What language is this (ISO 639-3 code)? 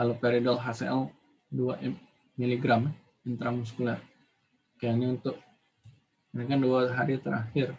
ind